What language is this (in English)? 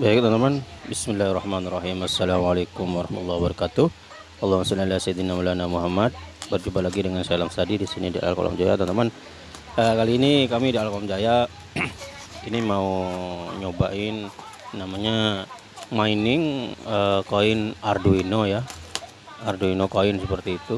Indonesian